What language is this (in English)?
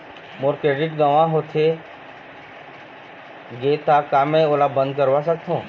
Chhattisgarhi